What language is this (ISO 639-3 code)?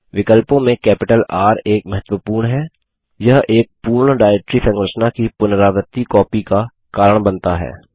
hin